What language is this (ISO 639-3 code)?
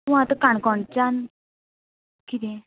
kok